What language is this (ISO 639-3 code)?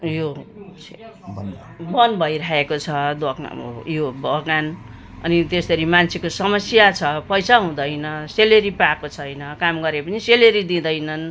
nep